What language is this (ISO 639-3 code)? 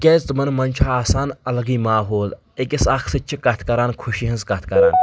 kas